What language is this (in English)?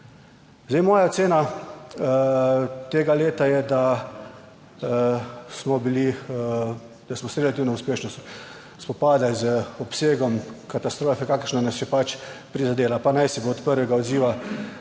Slovenian